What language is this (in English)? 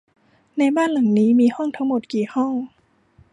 Thai